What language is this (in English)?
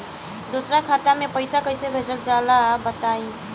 Bhojpuri